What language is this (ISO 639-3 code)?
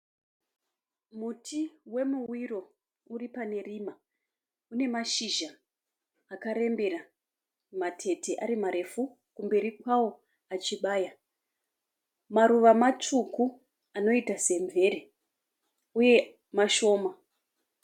sna